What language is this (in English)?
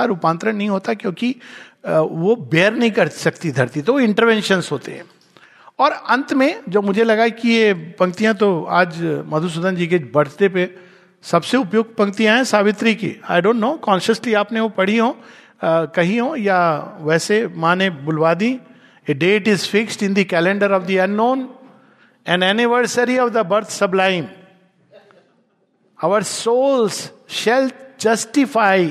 Hindi